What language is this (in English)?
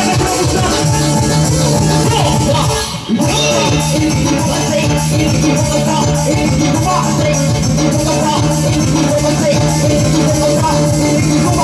Indonesian